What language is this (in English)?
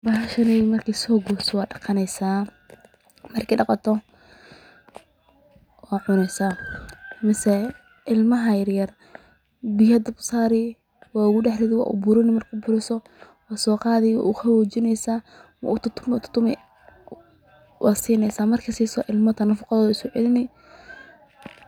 Somali